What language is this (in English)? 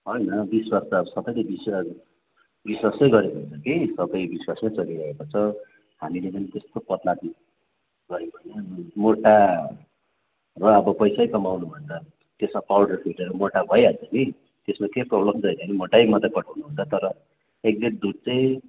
Nepali